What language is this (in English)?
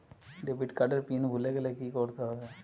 Bangla